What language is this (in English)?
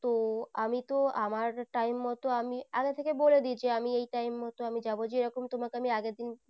Bangla